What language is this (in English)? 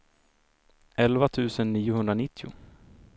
Swedish